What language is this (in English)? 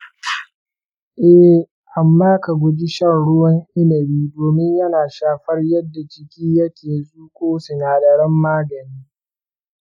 Hausa